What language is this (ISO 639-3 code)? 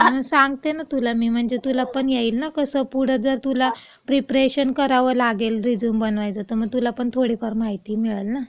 mar